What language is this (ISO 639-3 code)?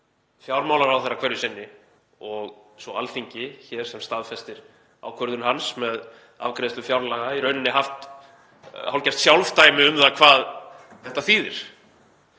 isl